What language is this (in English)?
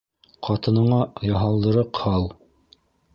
Bashkir